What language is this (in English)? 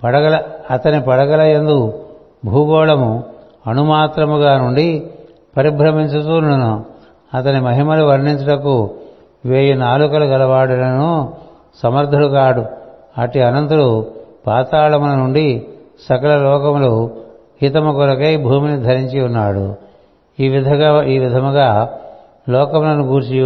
Telugu